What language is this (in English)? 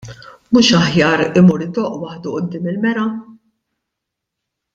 Maltese